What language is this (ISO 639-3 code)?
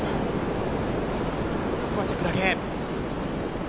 jpn